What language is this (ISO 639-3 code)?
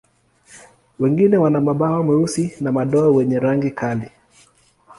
swa